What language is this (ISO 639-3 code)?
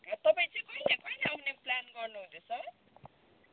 nep